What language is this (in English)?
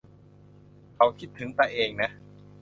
Thai